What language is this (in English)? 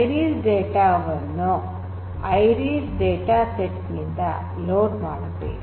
Kannada